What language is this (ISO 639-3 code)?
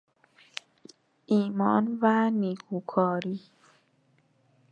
fas